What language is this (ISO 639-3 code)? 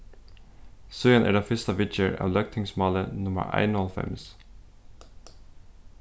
fao